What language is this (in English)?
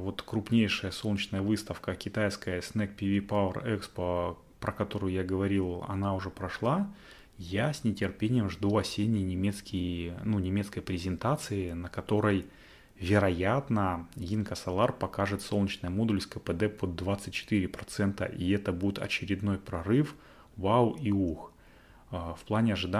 Russian